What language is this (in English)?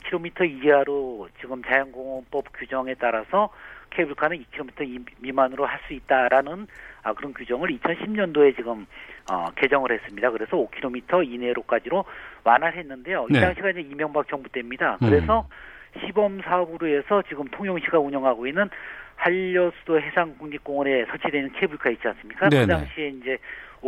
Korean